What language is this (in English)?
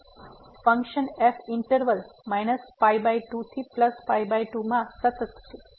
Gujarati